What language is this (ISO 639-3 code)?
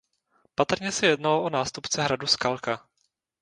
ces